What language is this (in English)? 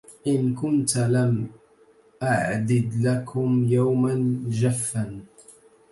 Arabic